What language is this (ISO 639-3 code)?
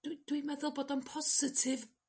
cym